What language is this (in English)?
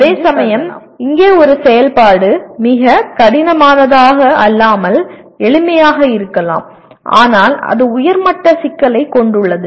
Tamil